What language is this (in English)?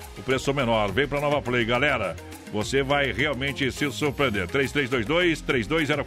Portuguese